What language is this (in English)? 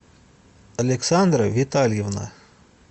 Russian